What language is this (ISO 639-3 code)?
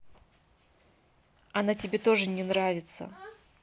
rus